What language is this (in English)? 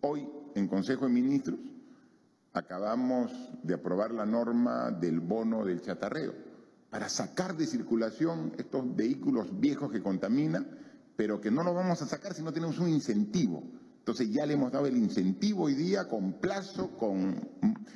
Spanish